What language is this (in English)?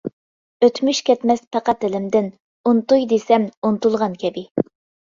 Uyghur